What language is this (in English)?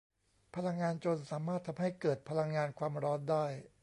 Thai